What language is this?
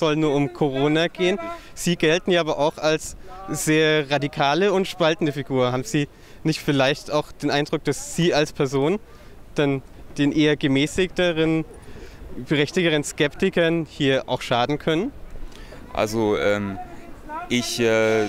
German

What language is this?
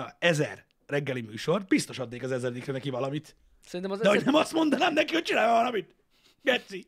Hungarian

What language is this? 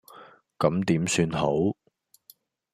Cantonese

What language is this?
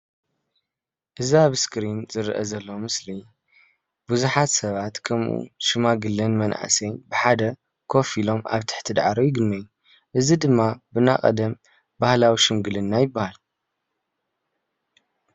Tigrinya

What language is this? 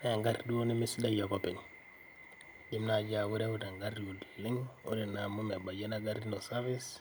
Masai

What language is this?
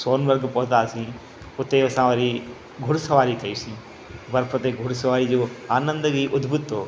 Sindhi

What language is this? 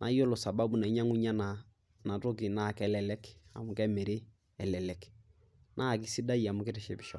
Masai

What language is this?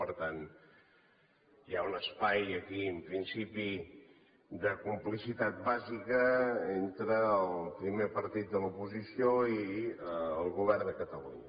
Catalan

